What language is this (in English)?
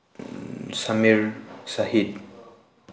Manipuri